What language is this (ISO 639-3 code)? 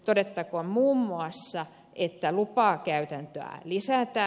fin